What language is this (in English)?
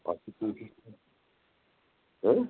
Kashmiri